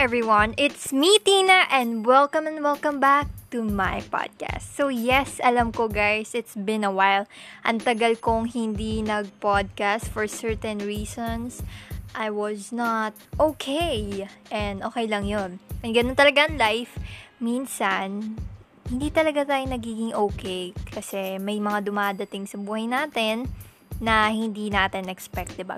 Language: Filipino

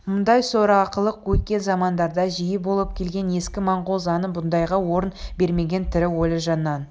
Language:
Kazakh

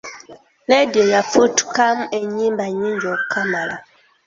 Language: Ganda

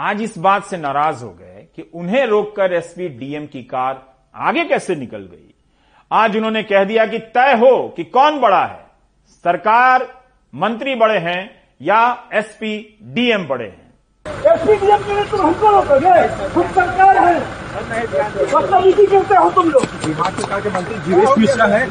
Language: Hindi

